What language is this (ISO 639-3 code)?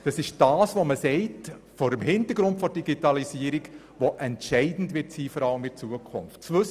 gsw